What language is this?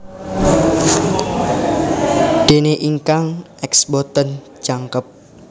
Javanese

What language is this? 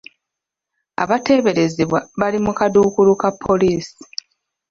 Ganda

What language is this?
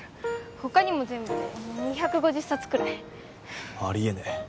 Japanese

